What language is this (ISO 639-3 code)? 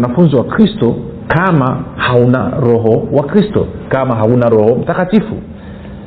swa